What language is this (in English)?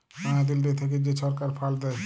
Bangla